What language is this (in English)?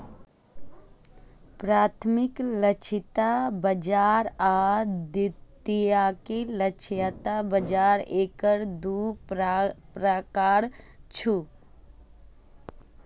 Maithili